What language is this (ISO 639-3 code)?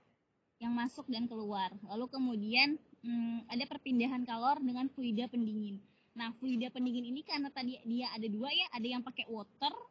ind